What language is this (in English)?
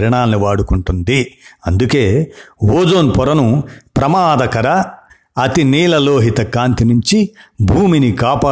Telugu